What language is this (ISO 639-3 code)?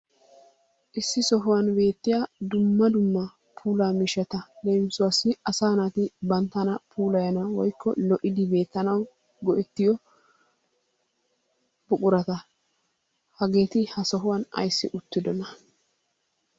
wal